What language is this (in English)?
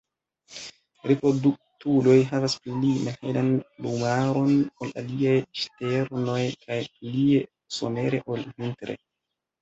Esperanto